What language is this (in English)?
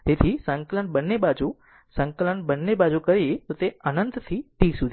Gujarati